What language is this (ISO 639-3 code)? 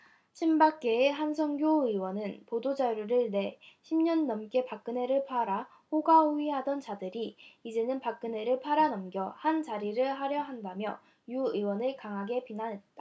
kor